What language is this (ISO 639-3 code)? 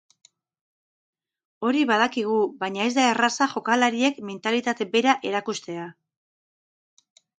eus